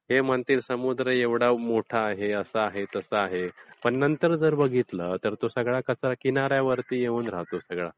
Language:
Marathi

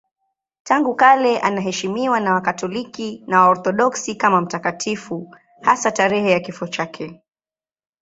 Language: Swahili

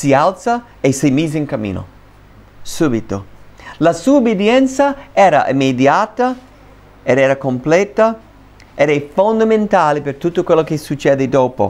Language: Italian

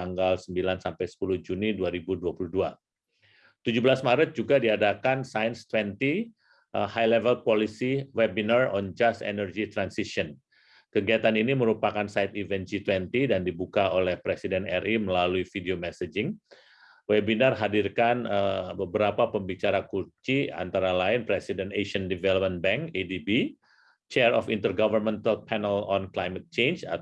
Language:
Indonesian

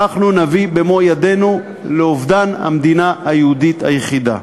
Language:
Hebrew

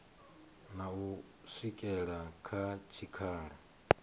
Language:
Venda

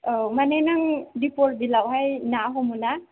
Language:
Bodo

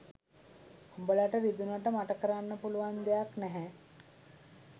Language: Sinhala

